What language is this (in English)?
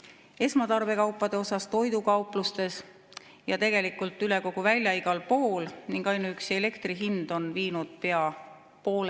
Estonian